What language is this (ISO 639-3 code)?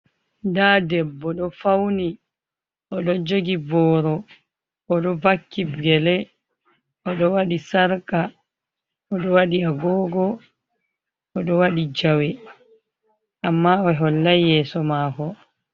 ful